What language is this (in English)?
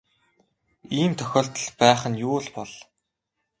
Mongolian